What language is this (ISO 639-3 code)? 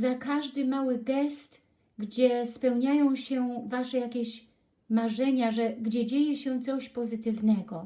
pol